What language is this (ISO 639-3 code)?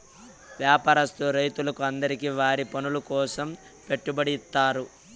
tel